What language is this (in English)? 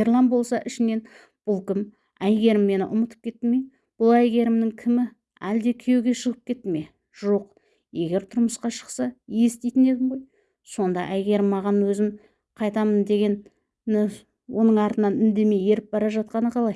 Turkish